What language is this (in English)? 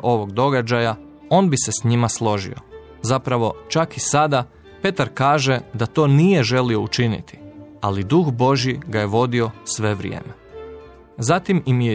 Croatian